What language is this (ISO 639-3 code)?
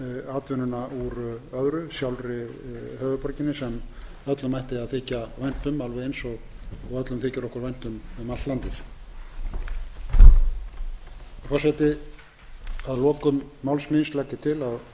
isl